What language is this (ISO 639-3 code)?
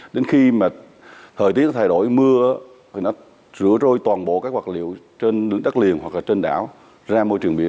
vie